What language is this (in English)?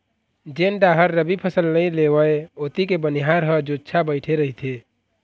Chhattisgarhi